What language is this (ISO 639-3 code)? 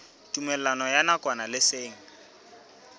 sot